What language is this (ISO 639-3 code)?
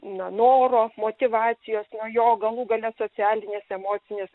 lit